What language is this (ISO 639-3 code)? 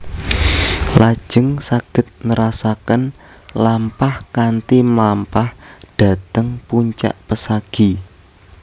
jav